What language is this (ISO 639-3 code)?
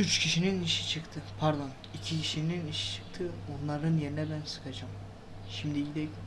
tur